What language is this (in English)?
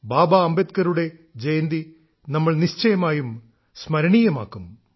Malayalam